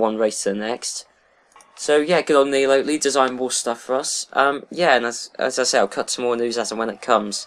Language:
English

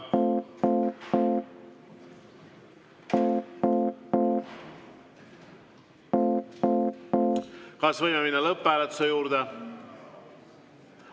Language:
Estonian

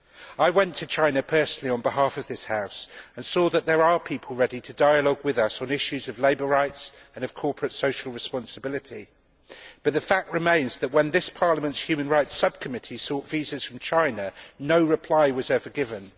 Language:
English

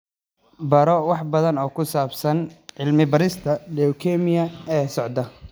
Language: Somali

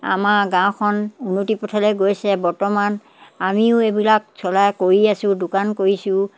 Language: Assamese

